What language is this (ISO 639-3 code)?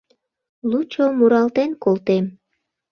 chm